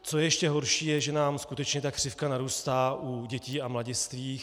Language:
Czech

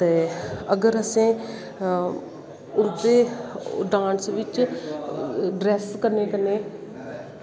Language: Dogri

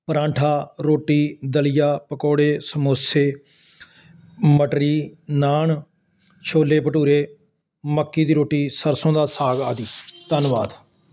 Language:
Punjabi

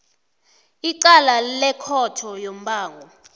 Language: South Ndebele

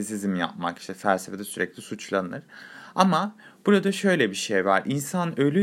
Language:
Turkish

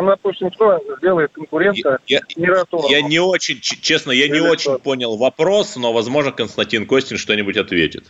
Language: Russian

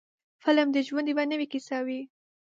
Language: Pashto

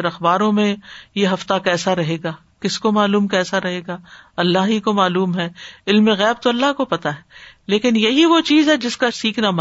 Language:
Urdu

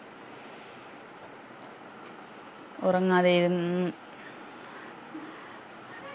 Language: Malayalam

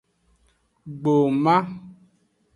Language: Aja (Benin)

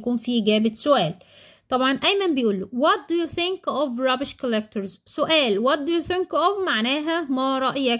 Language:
Arabic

